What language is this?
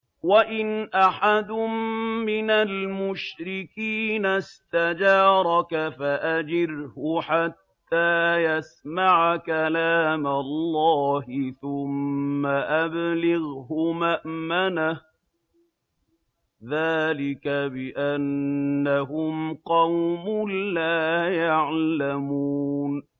Arabic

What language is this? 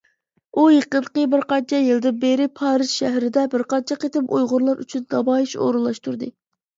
Uyghur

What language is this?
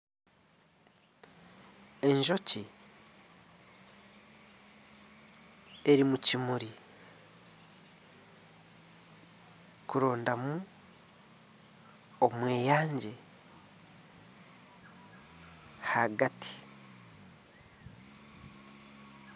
Nyankole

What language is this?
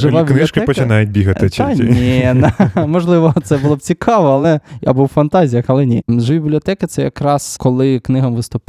Ukrainian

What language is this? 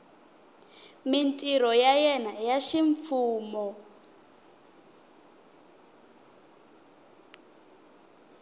Tsonga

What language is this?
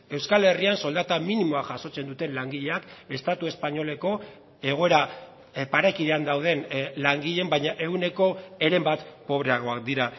Basque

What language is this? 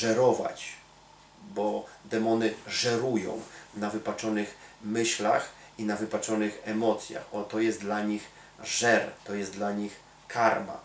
Polish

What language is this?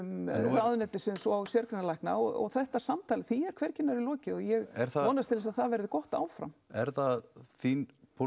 Icelandic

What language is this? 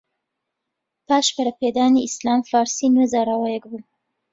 Central Kurdish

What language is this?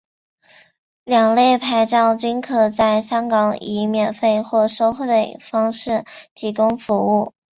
Chinese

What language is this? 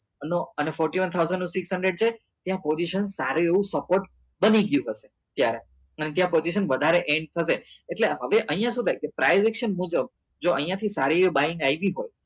Gujarati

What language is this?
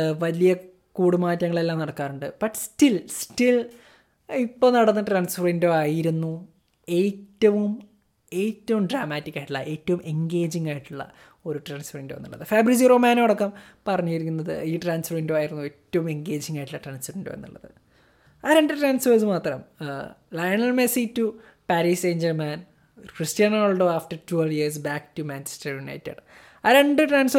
Malayalam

